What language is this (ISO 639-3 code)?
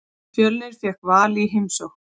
isl